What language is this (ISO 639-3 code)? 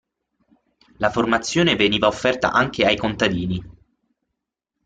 ita